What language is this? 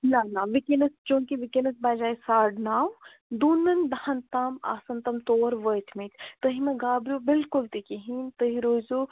Kashmiri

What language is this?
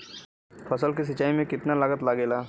Bhojpuri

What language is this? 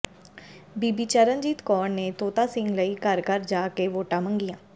Punjabi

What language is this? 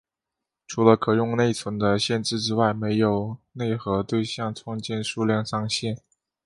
Chinese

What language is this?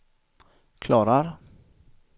Swedish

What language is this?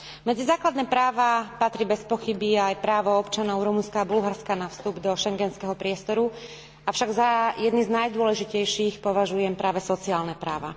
Slovak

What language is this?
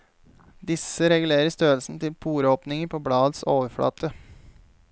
Norwegian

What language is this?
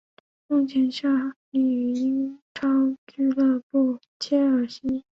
Chinese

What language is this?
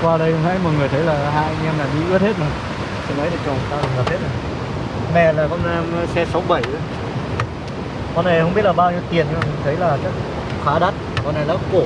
Vietnamese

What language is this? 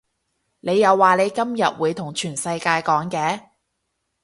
Cantonese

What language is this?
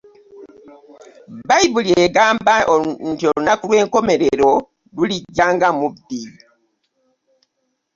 Ganda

